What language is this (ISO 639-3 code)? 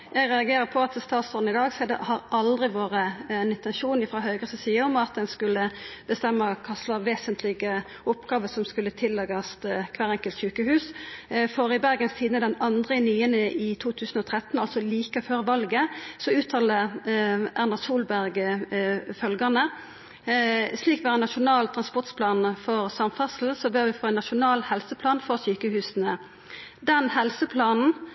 nno